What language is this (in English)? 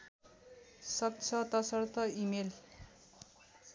Nepali